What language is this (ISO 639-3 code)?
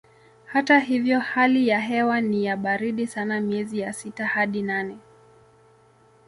swa